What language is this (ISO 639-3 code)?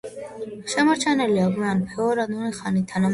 kat